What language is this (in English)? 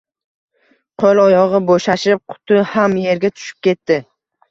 Uzbek